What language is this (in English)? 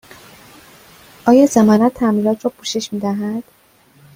Persian